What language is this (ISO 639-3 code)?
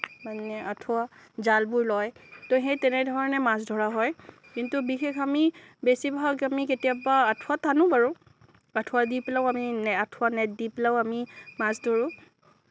asm